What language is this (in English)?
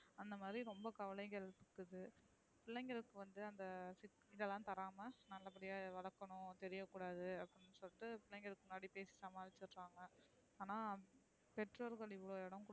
Tamil